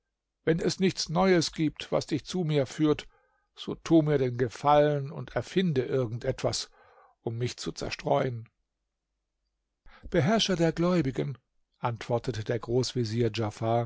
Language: German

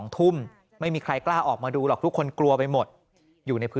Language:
Thai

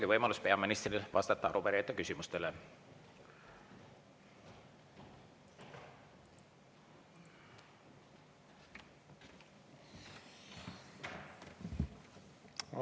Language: Estonian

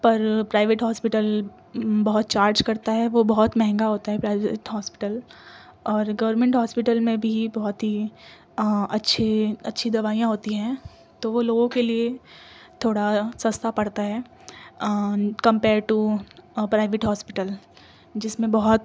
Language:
Urdu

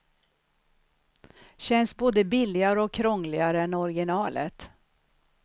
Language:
Swedish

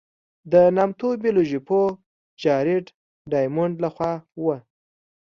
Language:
Pashto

